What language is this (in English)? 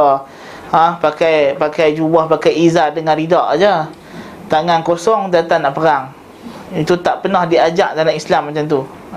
Malay